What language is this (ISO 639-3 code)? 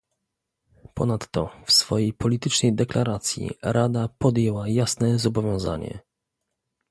pol